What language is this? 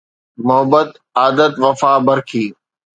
Sindhi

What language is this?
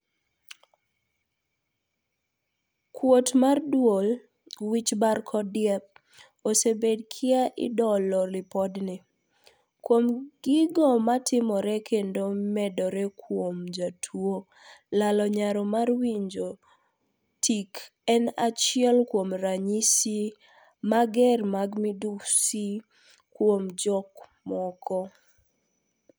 Luo (Kenya and Tanzania)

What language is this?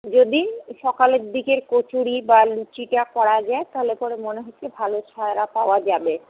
Bangla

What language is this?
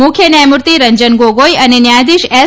Gujarati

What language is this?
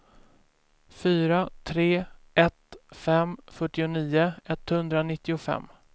Swedish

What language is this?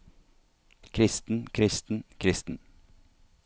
Norwegian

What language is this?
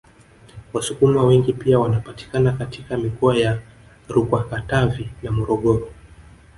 Swahili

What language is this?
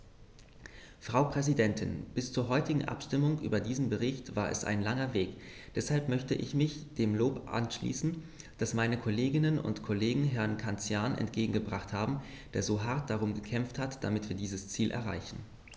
German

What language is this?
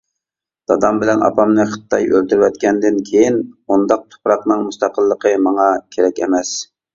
Uyghur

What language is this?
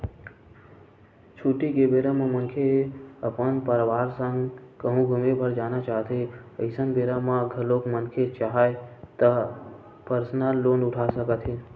Chhattisgarhi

